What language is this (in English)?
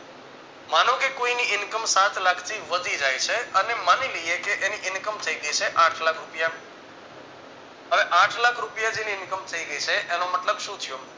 Gujarati